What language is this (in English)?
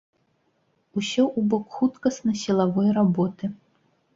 Belarusian